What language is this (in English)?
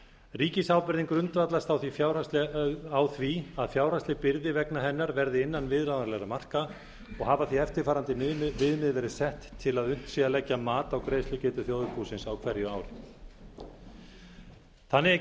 Icelandic